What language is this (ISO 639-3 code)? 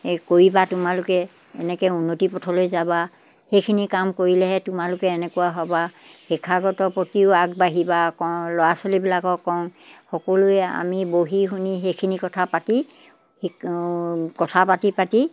asm